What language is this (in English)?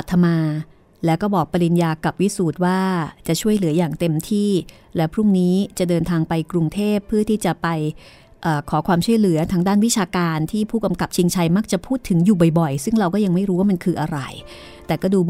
Thai